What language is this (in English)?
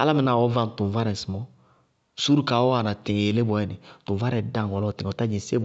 Bago-Kusuntu